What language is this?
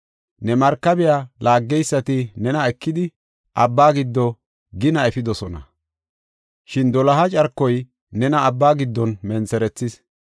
Gofa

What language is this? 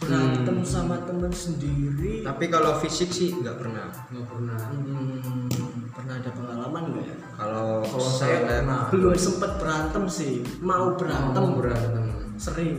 Indonesian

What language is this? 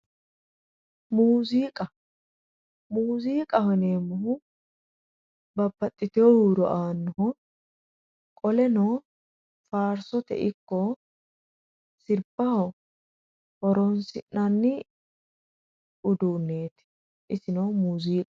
Sidamo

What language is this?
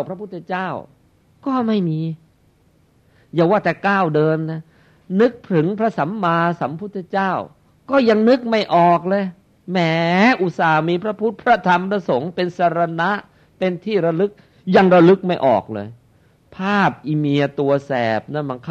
Thai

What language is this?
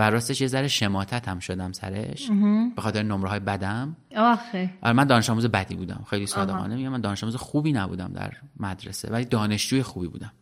Persian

